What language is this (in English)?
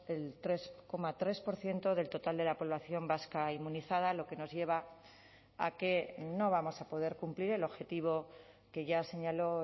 Spanish